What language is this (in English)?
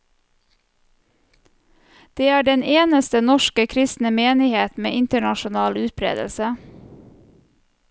Norwegian